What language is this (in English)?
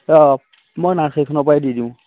Assamese